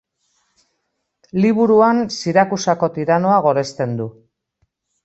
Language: Basque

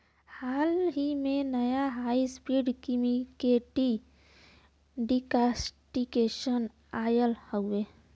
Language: Bhojpuri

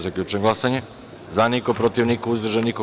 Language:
Serbian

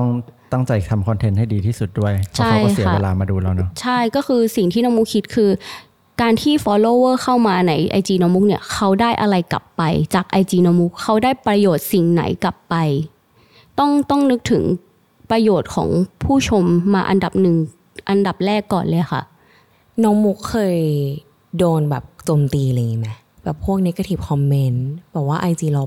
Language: Thai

